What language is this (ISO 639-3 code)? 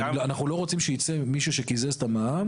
heb